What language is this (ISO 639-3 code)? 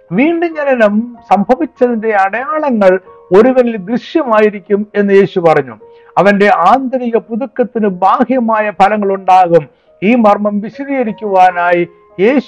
mal